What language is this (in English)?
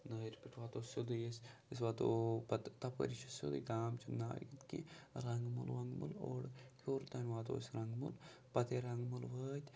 Kashmiri